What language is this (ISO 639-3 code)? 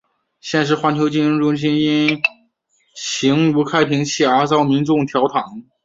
zho